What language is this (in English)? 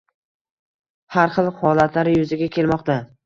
Uzbek